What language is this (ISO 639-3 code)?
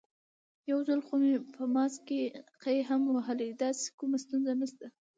pus